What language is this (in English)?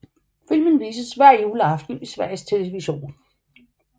Danish